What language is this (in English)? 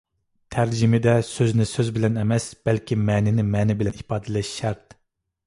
Uyghur